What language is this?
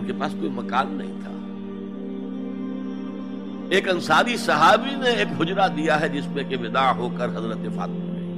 Urdu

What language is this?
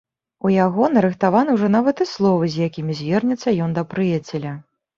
Belarusian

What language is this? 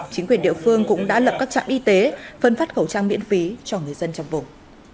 Vietnamese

